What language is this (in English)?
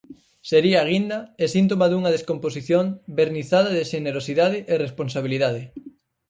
Galician